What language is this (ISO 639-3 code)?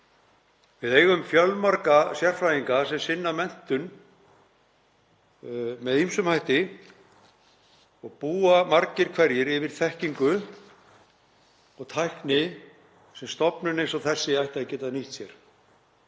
isl